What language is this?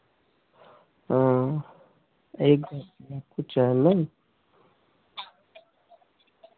Hindi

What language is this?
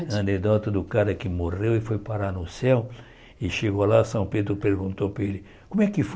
Portuguese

